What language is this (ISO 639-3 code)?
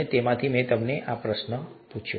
guj